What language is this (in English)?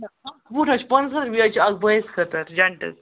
Kashmiri